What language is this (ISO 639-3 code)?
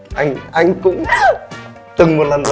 vie